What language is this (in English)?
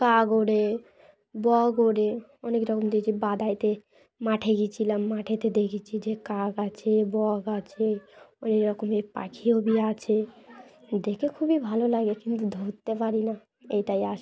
Bangla